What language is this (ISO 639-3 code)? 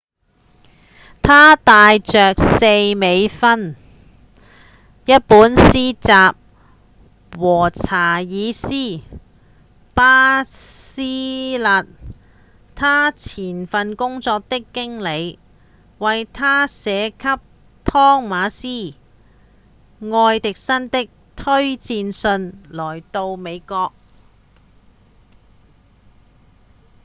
yue